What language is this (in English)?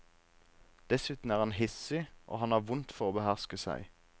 Norwegian